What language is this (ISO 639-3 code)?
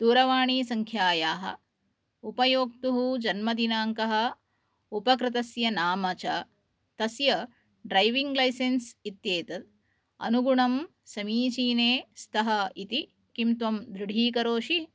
san